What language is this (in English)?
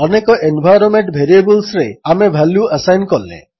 Odia